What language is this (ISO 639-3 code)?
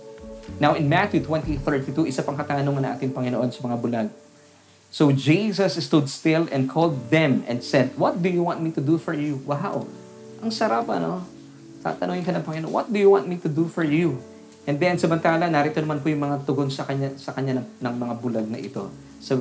fil